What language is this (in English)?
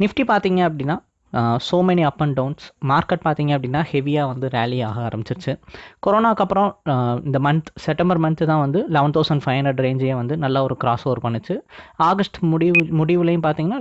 Indonesian